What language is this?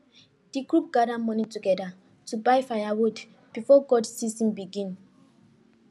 Nigerian Pidgin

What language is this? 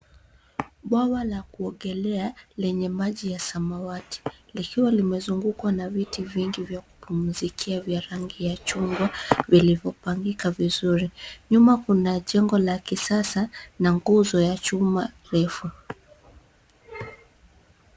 Swahili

